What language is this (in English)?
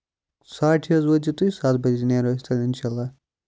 Kashmiri